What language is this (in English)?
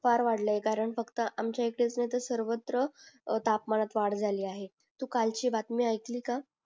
Marathi